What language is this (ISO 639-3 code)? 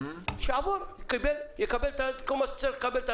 heb